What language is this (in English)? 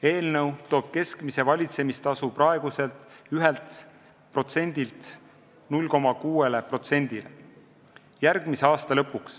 Estonian